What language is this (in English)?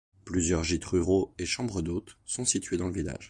French